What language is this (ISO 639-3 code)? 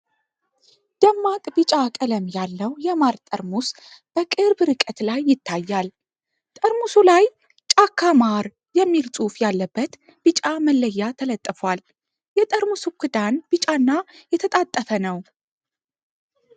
amh